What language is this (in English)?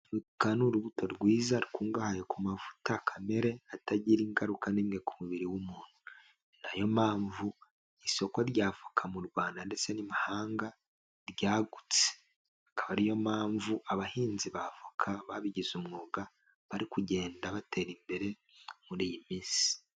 Kinyarwanda